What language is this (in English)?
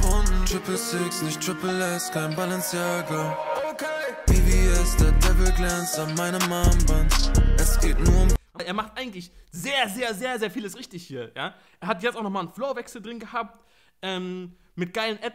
German